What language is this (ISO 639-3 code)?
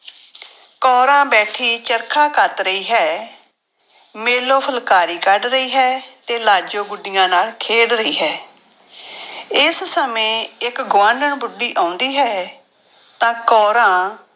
pan